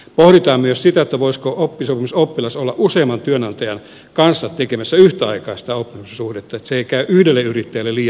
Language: Finnish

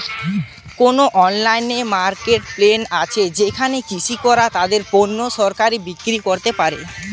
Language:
Bangla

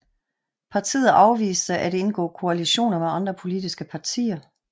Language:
Danish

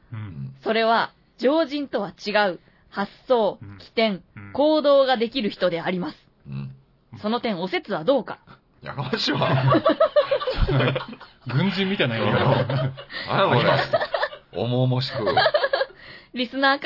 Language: Japanese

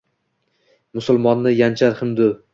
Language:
Uzbek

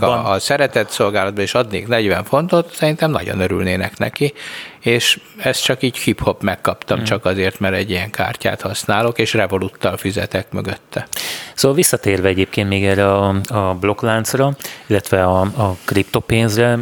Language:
Hungarian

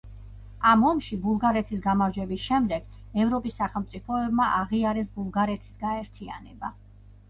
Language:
Georgian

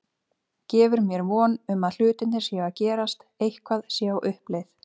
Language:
Icelandic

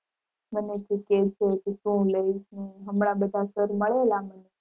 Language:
Gujarati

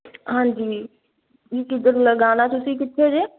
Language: Punjabi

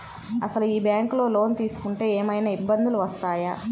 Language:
Telugu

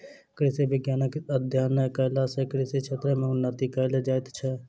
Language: Maithili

